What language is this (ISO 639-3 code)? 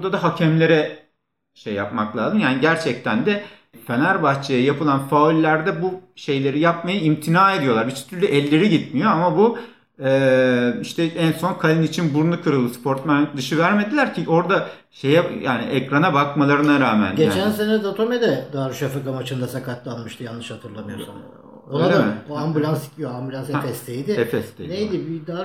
tur